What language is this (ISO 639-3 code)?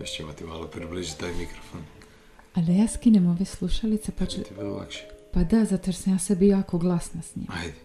hrv